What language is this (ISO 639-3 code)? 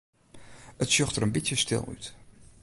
fry